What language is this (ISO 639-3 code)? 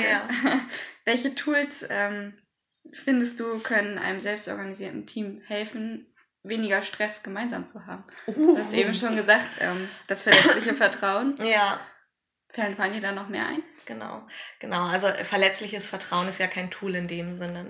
deu